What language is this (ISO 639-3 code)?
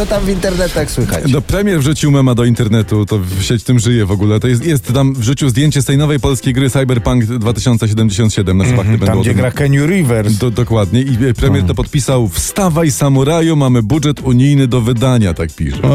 pol